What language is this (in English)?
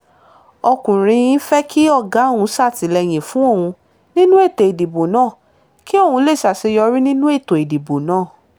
Yoruba